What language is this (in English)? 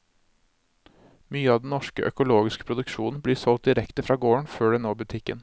Norwegian